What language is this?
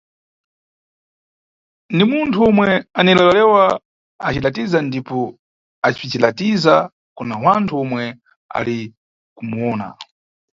Nyungwe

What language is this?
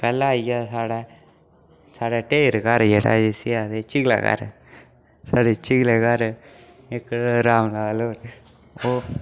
Dogri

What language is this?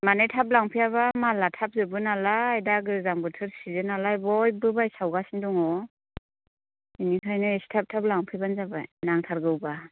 Bodo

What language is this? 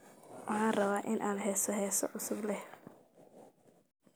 Somali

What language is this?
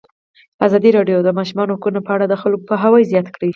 Pashto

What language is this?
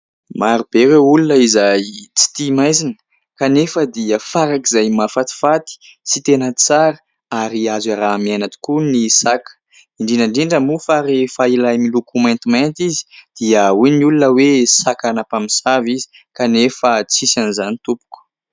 Malagasy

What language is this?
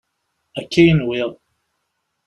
Kabyle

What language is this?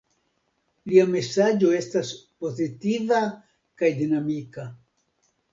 Esperanto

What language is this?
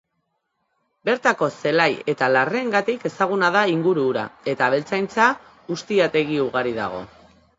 Basque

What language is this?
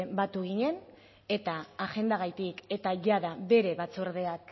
Basque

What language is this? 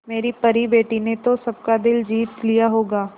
Hindi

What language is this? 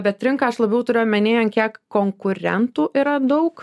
Lithuanian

